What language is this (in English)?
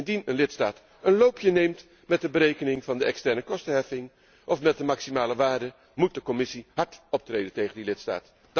Dutch